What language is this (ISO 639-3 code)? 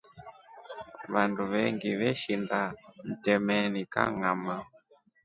rof